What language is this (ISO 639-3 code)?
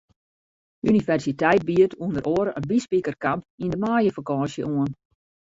fry